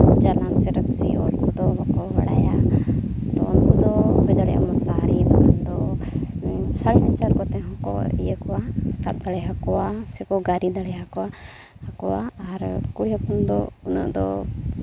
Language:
Santali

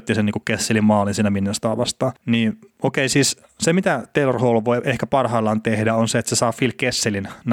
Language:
Finnish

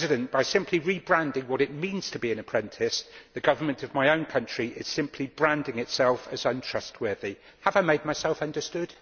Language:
English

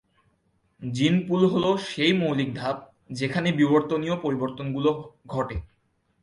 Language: Bangla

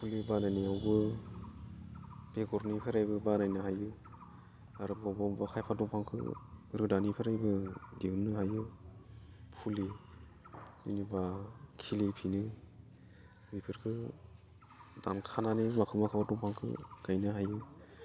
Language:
Bodo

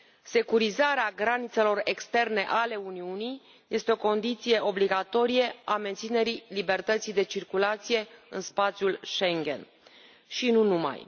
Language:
Romanian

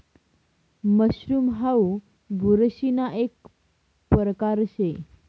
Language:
Marathi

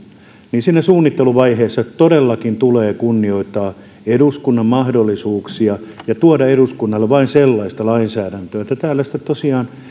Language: Finnish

